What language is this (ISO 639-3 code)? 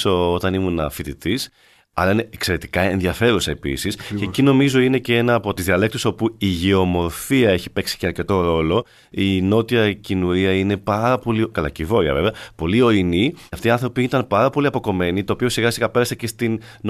ell